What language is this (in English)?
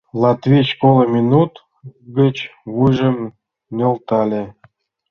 Mari